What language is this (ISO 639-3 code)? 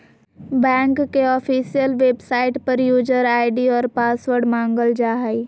mag